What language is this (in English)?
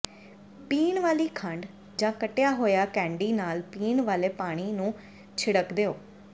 Punjabi